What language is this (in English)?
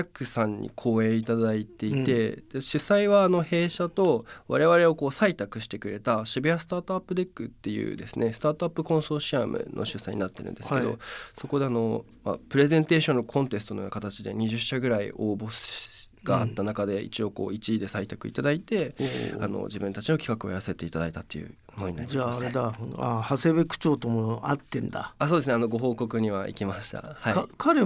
Japanese